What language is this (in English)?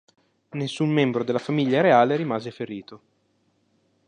Italian